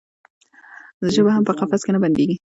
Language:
Pashto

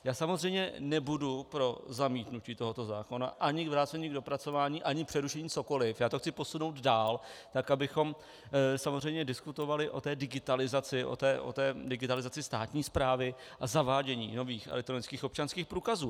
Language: Czech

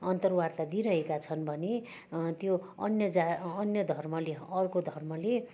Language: Nepali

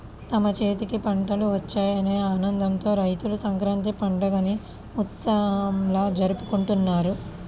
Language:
Telugu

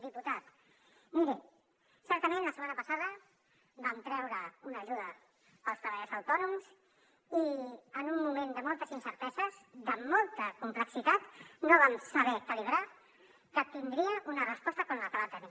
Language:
Catalan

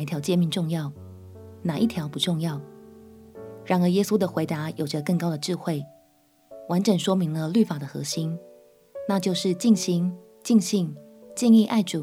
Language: Chinese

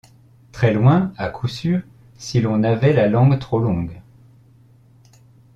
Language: French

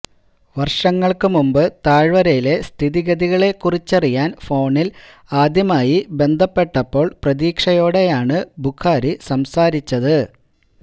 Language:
Malayalam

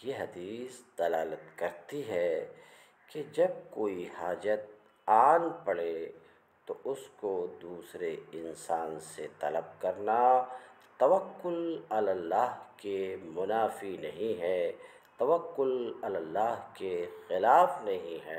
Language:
Arabic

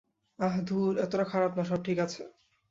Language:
Bangla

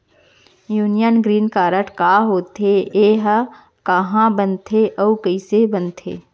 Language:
Chhattisgarhi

